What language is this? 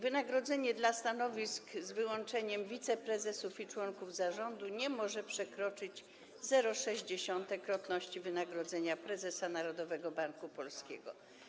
Polish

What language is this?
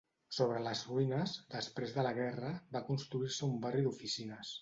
Catalan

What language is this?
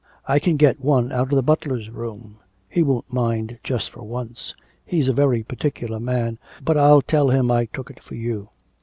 English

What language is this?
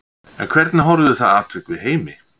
Icelandic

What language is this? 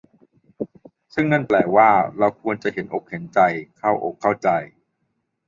Thai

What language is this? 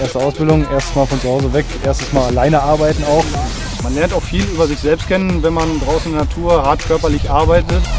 German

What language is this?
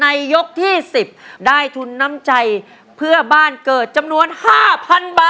Thai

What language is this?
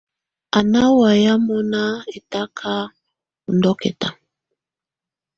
Tunen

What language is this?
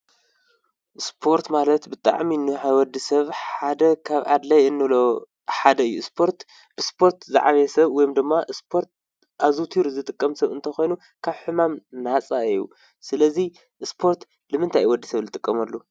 Tigrinya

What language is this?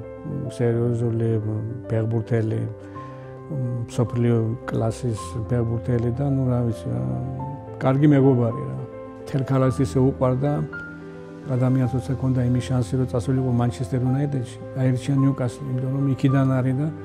Romanian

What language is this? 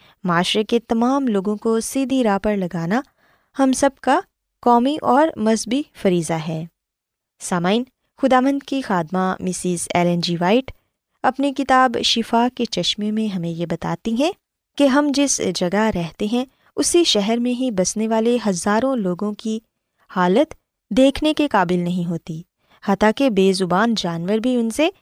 Urdu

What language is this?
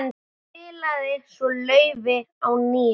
Icelandic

